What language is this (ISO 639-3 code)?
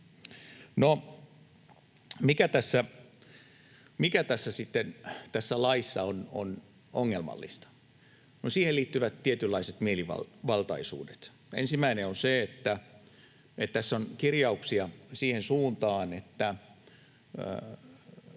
fin